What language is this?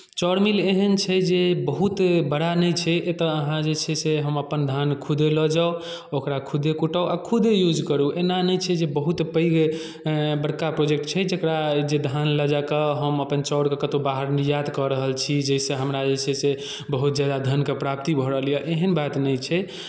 Maithili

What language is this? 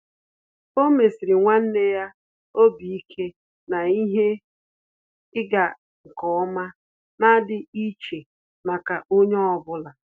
Igbo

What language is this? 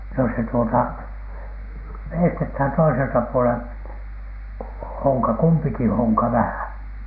Finnish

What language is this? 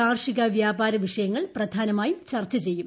Malayalam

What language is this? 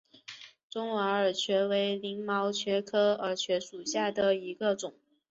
Chinese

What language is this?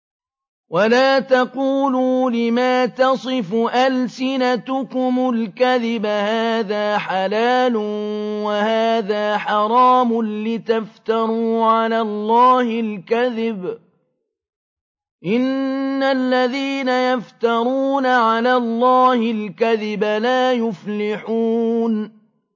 Arabic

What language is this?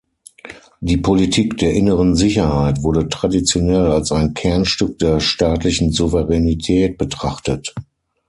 German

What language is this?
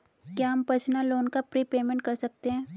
Hindi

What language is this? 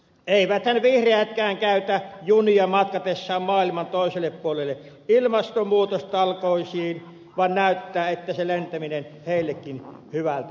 Finnish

